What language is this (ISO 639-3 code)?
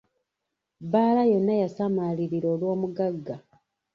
lug